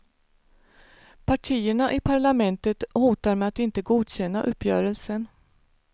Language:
Swedish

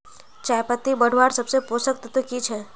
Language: Magahi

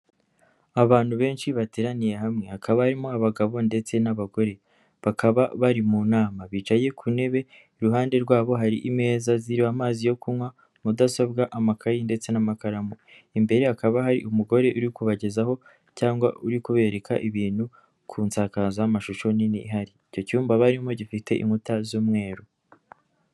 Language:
Kinyarwanda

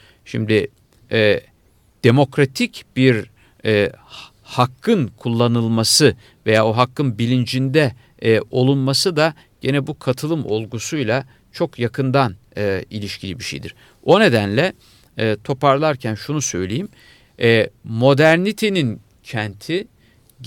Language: Turkish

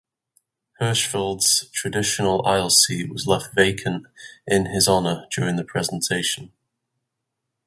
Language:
English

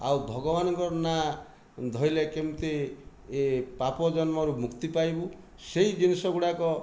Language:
Odia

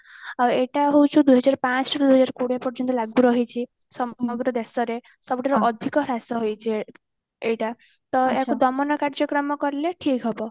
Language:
Odia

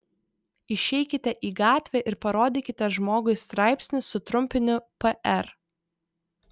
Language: Lithuanian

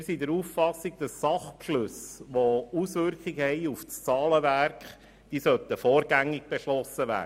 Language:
Swiss German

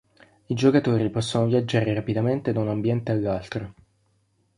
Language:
Italian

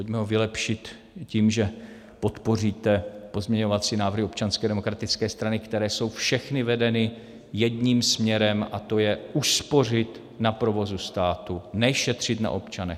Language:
Czech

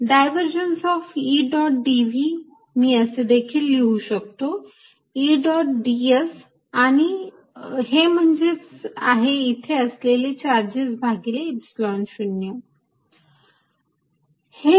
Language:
Marathi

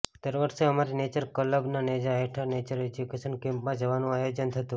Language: Gujarati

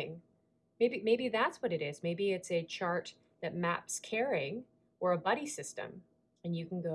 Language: English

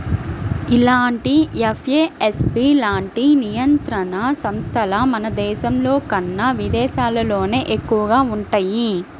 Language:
Telugu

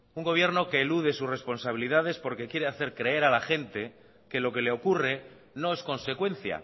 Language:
Spanish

